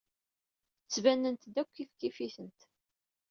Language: Kabyle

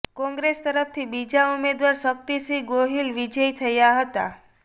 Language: Gujarati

